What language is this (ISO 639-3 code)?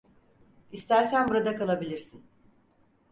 tur